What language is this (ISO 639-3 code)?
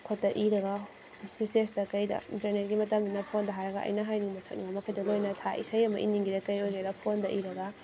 mni